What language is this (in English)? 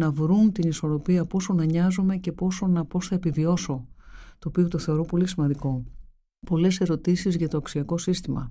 Greek